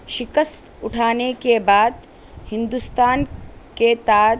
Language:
Urdu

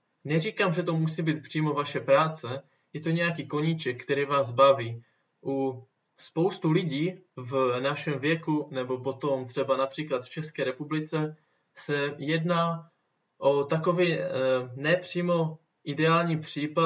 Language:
Czech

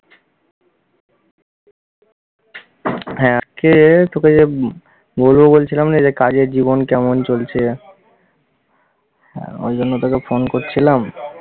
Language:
Bangla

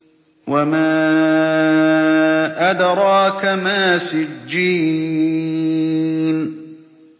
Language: Arabic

